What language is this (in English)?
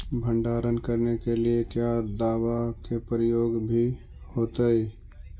Magahi